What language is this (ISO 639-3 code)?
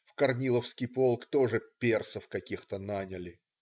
rus